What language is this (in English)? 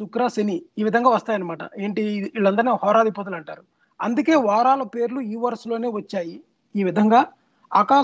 Telugu